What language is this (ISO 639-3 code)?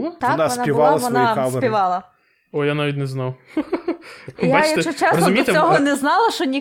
ukr